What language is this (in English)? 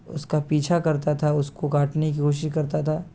Urdu